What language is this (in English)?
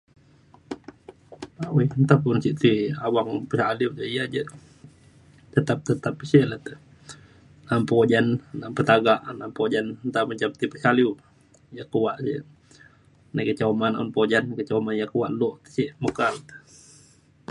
Mainstream Kenyah